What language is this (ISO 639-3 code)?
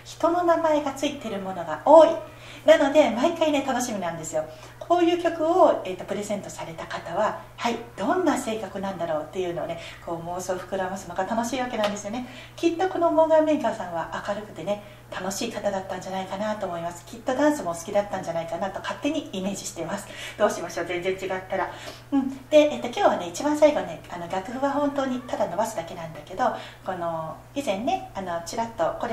jpn